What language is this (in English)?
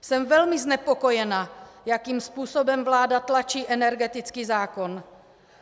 Czech